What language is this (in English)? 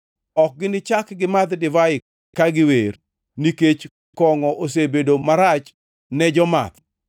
Luo (Kenya and Tanzania)